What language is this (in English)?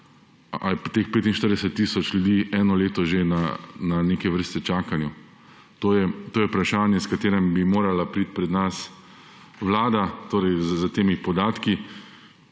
Slovenian